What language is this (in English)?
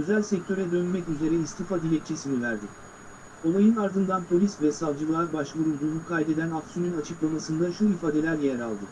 Turkish